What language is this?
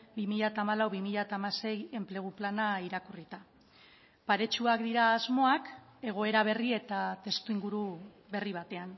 Basque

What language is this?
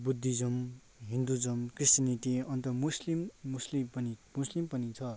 Nepali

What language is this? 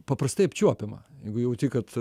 Lithuanian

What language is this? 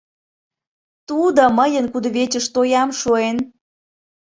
Mari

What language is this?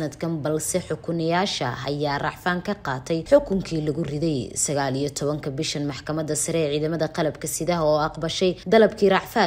Arabic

